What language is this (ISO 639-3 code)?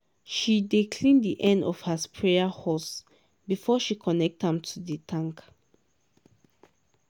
pcm